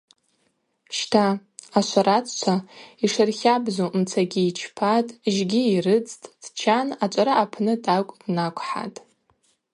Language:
Abaza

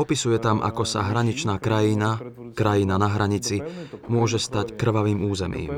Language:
Slovak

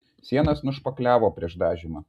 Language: Lithuanian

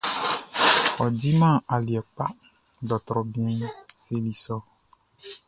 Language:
Baoulé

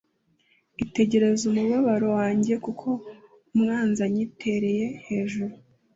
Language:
Kinyarwanda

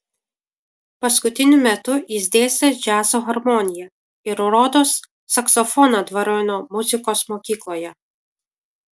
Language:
Lithuanian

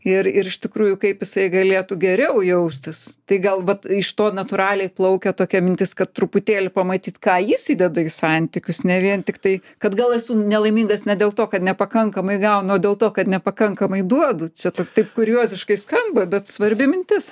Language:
Lithuanian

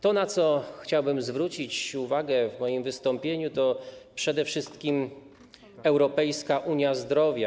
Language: Polish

